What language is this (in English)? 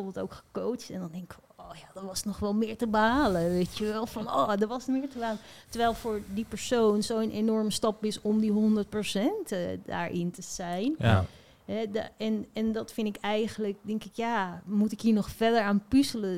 Dutch